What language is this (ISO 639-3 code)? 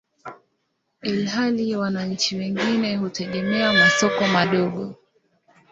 swa